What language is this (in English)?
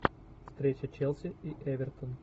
Russian